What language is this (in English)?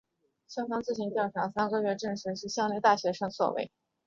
Chinese